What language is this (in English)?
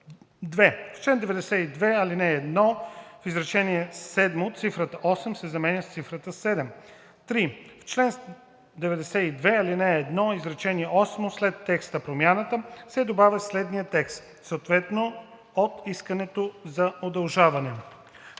Bulgarian